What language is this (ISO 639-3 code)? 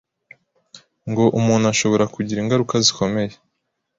kin